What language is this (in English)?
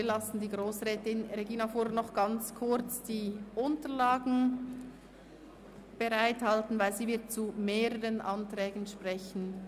Swiss German